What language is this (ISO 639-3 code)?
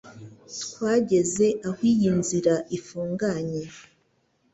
kin